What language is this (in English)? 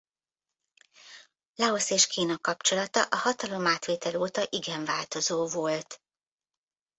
Hungarian